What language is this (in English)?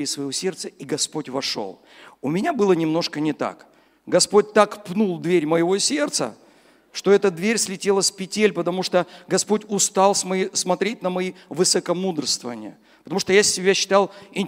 Russian